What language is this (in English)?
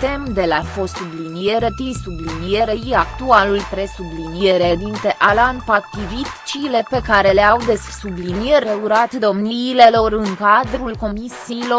Romanian